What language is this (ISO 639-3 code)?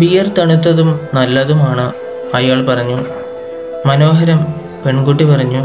mal